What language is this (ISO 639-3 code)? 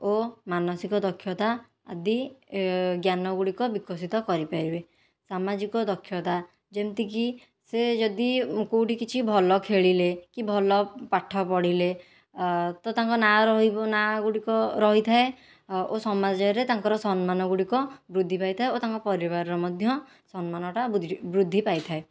ori